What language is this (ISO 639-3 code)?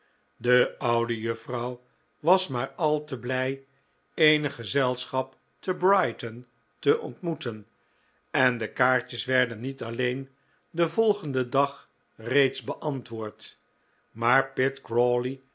nld